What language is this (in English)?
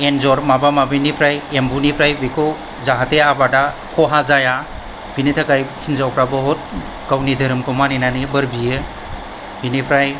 Bodo